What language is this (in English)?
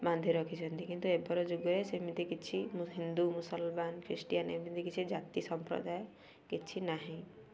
Odia